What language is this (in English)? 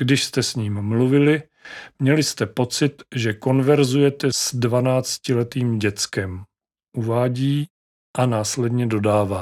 Czech